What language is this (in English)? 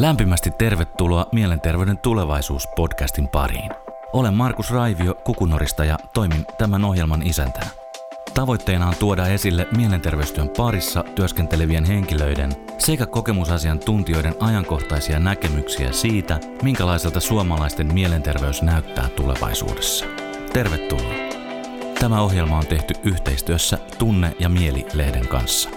Finnish